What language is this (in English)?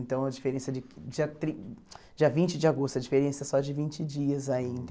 Portuguese